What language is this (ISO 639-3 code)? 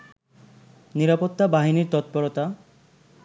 ben